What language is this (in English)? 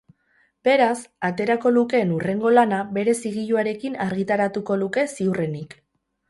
Basque